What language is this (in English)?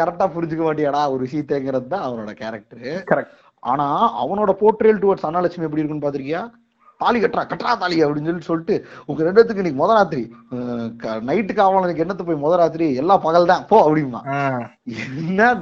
Tamil